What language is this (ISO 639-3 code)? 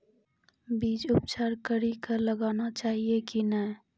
mai